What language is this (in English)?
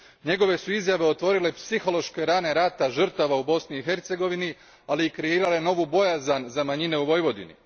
Croatian